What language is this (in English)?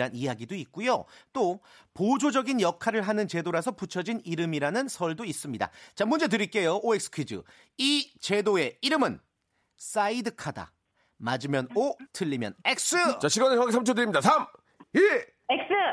Korean